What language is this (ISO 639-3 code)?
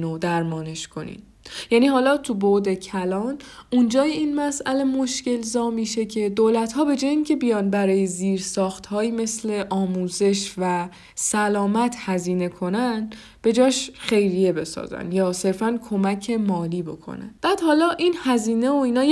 fas